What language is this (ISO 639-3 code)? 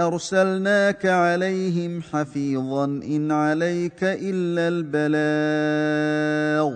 ara